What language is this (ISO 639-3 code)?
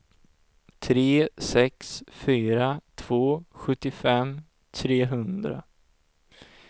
swe